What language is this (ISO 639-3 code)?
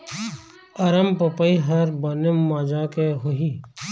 hne